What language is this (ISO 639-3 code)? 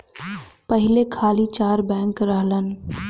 bho